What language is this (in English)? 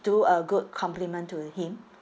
English